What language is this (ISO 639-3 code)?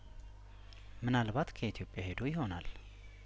amh